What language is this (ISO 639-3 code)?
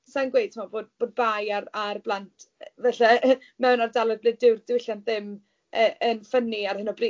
cym